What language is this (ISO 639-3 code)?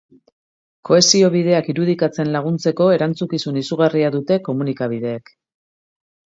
eus